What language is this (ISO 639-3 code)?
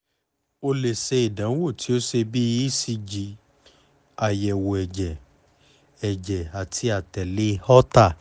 yor